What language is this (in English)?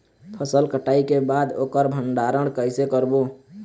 Chhattisgarhi